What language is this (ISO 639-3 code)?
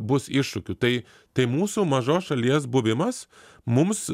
lit